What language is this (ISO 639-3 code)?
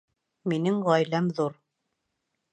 bak